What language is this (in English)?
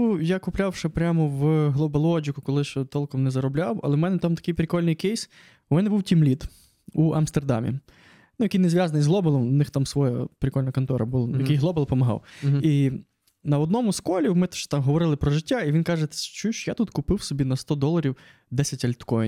Ukrainian